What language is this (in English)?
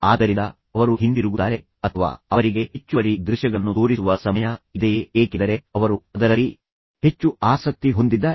Kannada